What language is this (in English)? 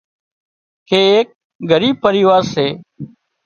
Wadiyara Koli